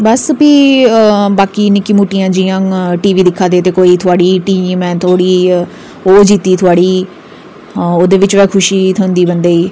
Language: Dogri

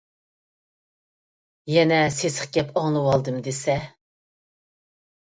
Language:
Uyghur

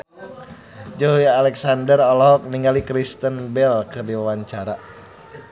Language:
Sundanese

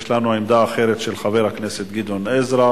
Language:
Hebrew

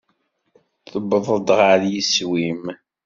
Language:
Kabyle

